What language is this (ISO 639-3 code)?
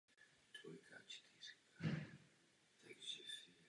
ces